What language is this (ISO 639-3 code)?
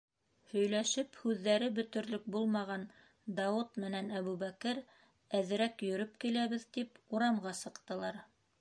bak